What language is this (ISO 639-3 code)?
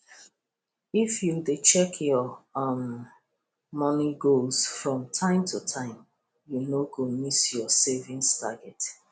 pcm